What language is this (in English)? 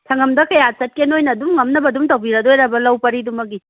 Manipuri